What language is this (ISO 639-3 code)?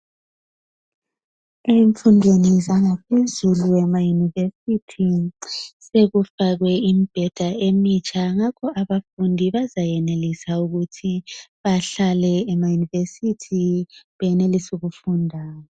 nde